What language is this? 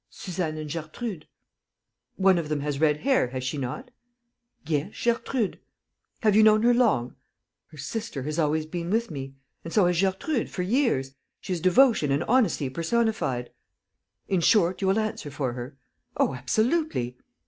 English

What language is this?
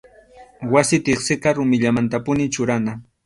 Arequipa-La Unión Quechua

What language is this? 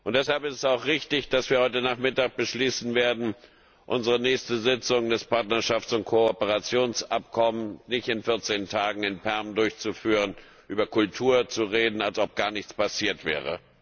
German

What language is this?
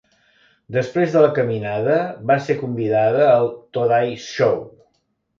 Catalan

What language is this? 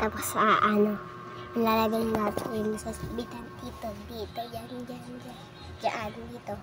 Filipino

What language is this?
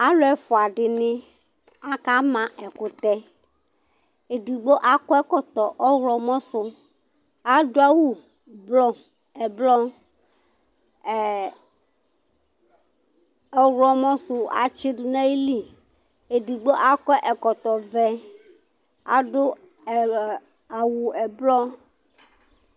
Ikposo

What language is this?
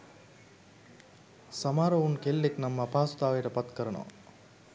Sinhala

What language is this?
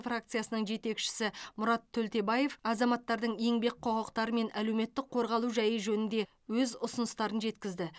Kazakh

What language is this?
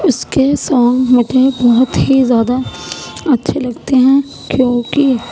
Urdu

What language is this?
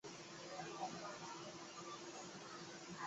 Chinese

